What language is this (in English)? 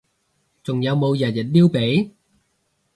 Cantonese